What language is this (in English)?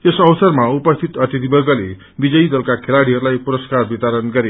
Nepali